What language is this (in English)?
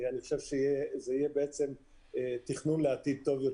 Hebrew